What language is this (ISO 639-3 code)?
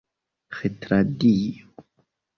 epo